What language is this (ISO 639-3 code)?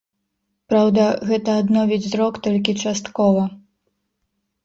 bel